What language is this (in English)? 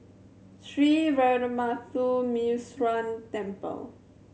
English